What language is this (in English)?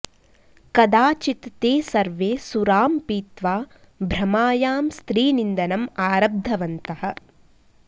Sanskrit